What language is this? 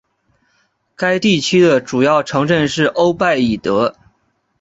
Chinese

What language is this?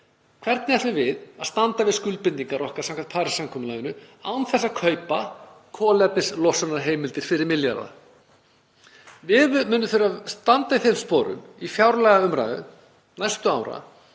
Icelandic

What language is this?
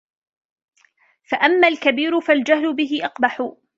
Arabic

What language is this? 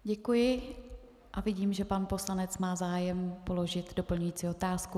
Czech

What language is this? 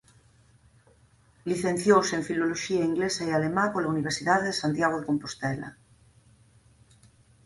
Galician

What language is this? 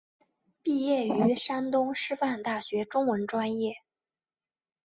Chinese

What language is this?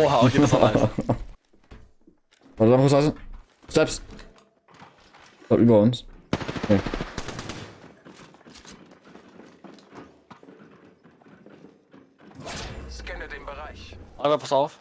German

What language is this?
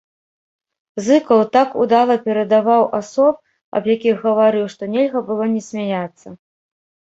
Belarusian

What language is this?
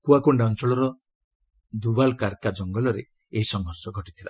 Odia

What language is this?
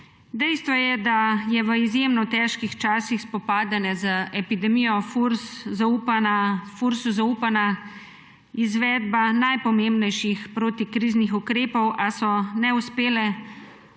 Slovenian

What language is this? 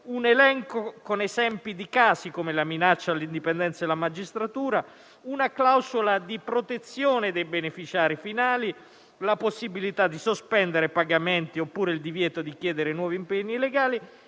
Italian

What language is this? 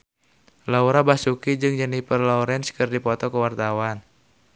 Sundanese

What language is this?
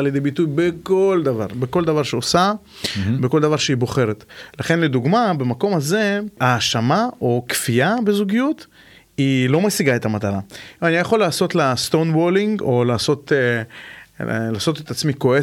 Hebrew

